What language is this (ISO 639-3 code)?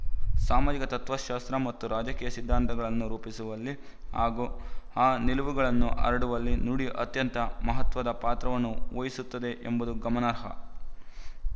kan